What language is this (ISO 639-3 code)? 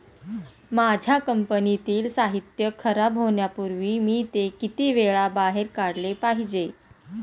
mar